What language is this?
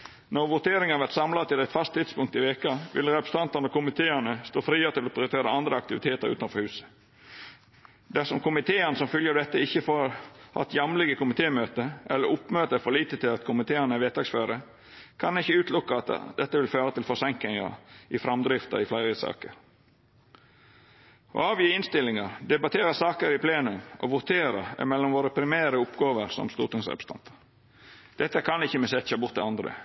Norwegian Nynorsk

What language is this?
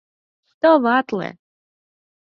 Mari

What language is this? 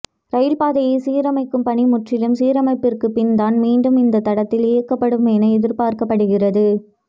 Tamil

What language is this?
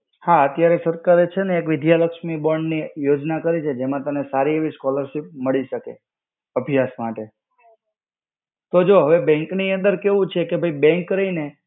Gujarati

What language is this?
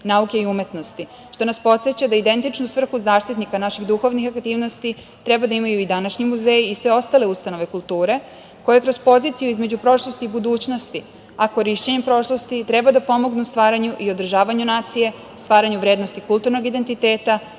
Serbian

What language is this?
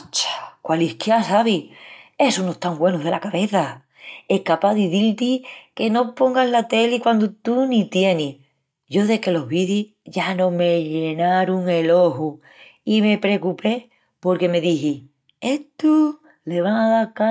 Extremaduran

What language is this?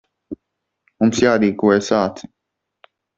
Latvian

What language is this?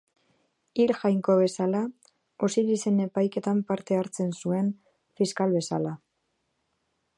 Basque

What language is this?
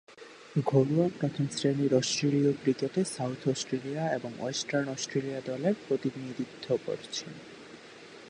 Bangla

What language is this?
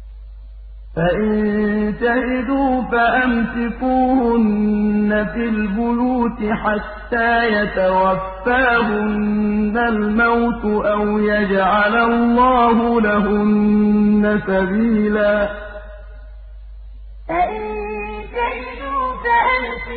Arabic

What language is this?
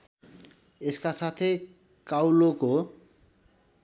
Nepali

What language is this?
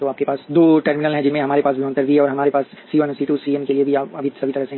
Hindi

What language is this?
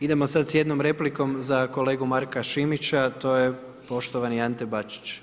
Croatian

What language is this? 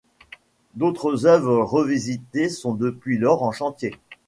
French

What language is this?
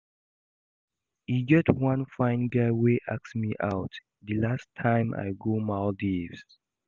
Nigerian Pidgin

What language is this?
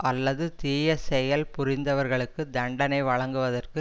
Tamil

